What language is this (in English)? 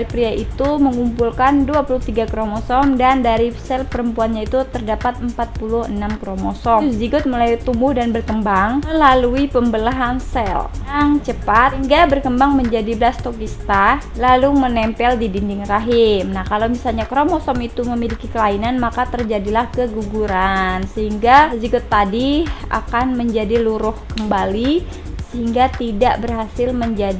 Indonesian